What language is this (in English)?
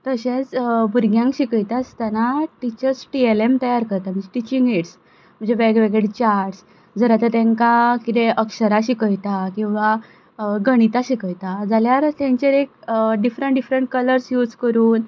Konkani